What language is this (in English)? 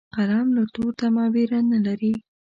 Pashto